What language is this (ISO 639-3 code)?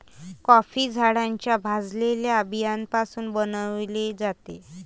mar